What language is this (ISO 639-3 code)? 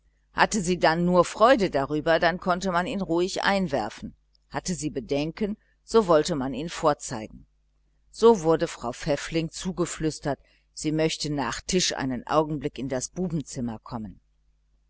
deu